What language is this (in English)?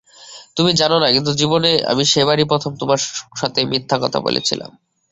Bangla